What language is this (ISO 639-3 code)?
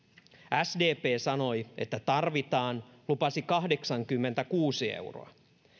fin